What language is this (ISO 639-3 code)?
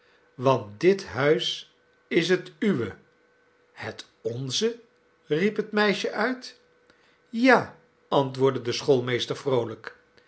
nld